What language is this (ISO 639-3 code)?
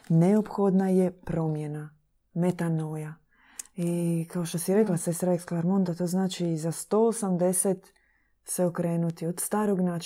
hrv